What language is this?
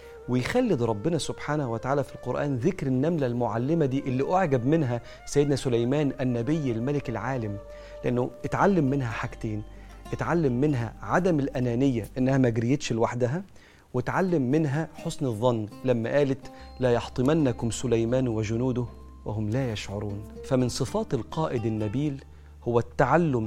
Arabic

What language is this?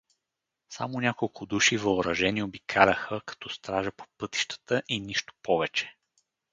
Bulgarian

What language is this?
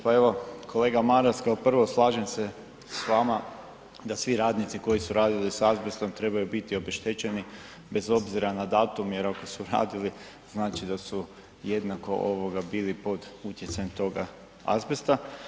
Croatian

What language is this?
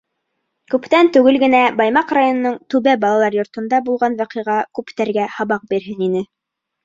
Bashkir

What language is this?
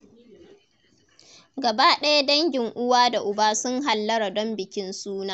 Hausa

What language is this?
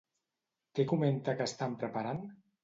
Catalan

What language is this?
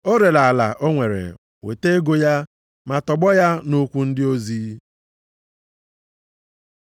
Igbo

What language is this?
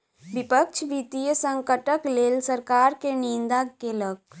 Maithili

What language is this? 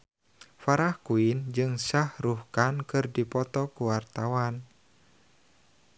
Sundanese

